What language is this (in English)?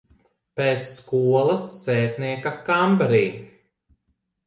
Latvian